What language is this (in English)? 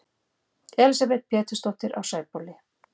Icelandic